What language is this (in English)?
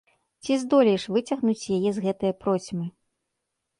Belarusian